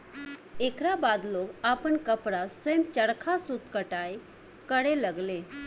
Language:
Bhojpuri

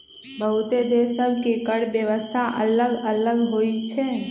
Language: Magahi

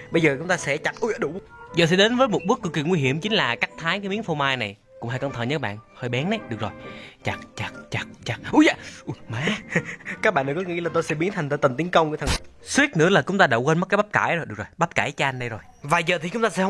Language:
Vietnamese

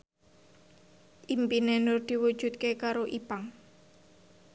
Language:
Javanese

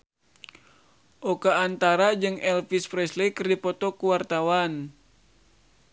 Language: Sundanese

